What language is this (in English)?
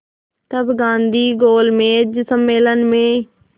Hindi